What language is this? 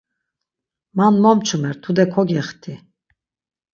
Laz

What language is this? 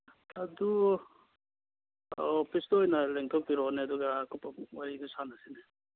Manipuri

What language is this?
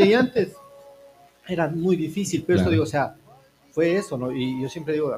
Spanish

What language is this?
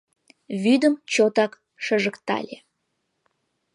Mari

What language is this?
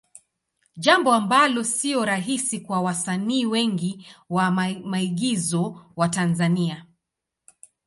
Swahili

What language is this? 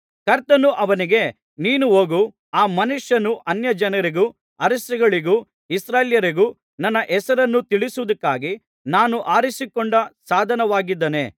Kannada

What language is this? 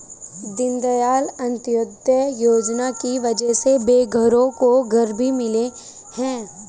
Hindi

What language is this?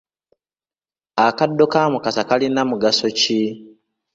Ganda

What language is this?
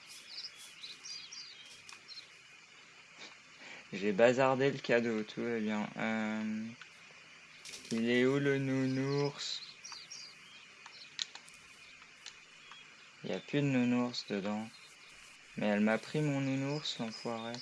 French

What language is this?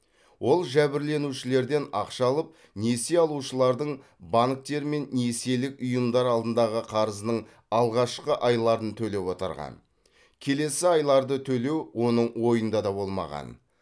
Kazakh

